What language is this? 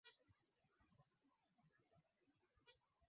Swahili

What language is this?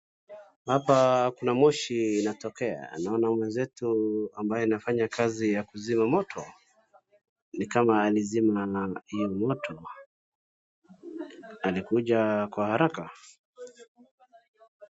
Swahili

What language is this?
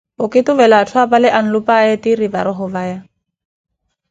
Koti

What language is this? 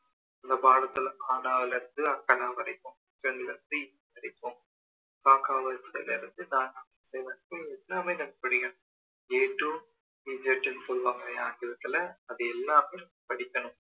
Tamil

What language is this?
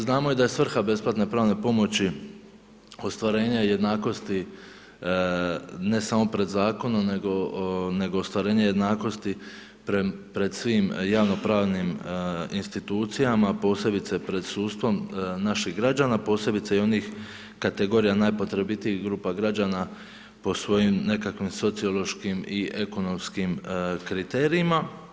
Croatian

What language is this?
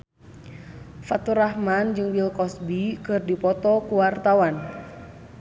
Sundanese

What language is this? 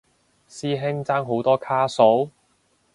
Cantonese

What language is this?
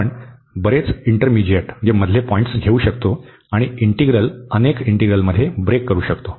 Marathi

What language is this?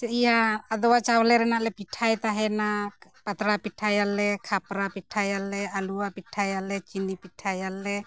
Santali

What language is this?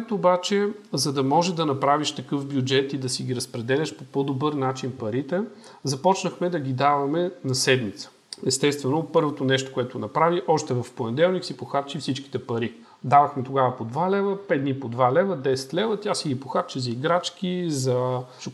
Bulgarian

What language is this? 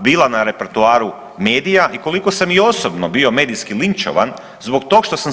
Croatian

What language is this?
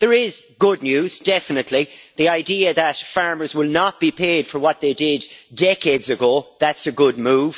English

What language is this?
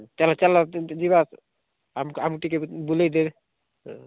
Odia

